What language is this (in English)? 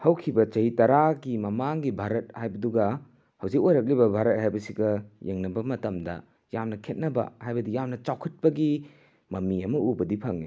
Manipuri